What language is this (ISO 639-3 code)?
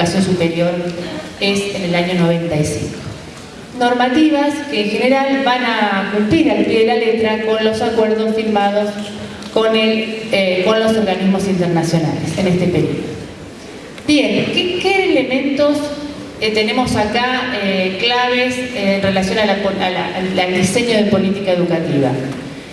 spa